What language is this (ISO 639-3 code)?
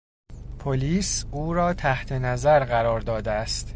fas